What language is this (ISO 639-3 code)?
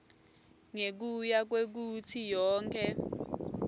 ssw